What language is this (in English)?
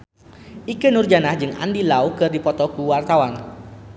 Sundanese